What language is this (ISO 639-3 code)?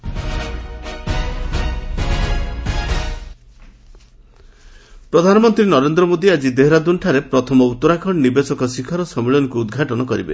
ori